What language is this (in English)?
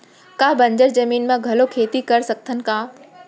Chhattisgarhi